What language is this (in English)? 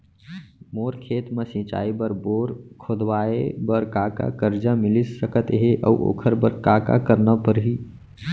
Chhattisgarhi